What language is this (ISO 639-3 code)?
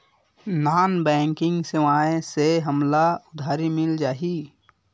hne